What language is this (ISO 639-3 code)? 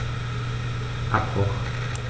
deu